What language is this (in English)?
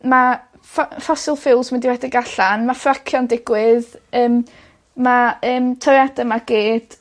Welsh